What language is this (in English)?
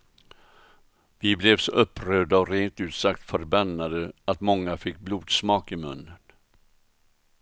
Swedish